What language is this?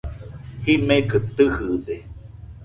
Nüpode Huitoto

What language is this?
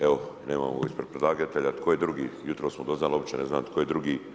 Croatian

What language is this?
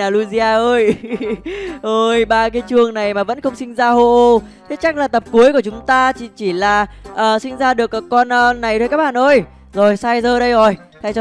Vietnamese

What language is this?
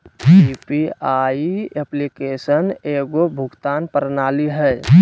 Magahi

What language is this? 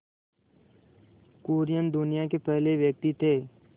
Hindi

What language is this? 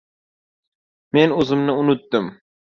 Uzbek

